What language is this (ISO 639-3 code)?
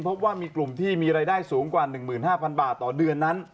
tha